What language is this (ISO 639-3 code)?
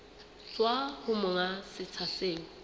sot